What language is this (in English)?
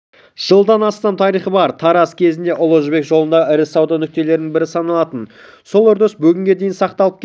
Kazakh